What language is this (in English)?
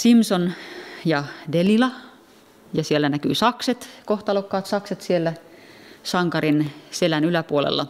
Finnish